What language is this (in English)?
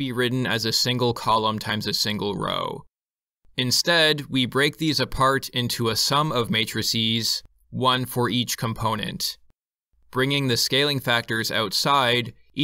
English